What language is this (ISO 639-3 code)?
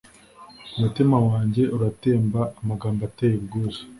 kin